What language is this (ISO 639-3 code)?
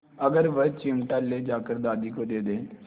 hin